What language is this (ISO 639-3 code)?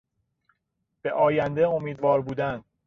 fas